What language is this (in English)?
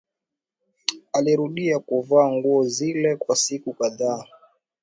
Swahili